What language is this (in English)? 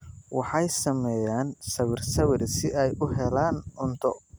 Somali